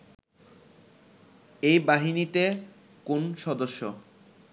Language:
Bangla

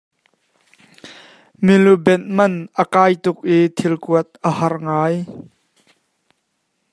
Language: Hakha Chin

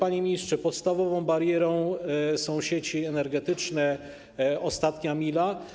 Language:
Polish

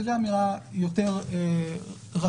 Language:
Hebrew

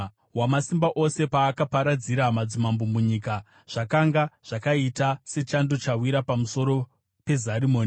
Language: Shona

